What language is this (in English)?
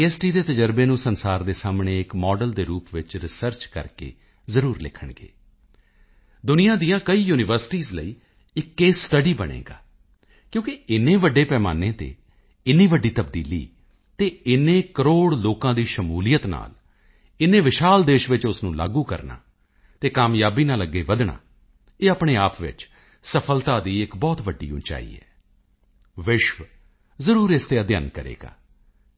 Punjabi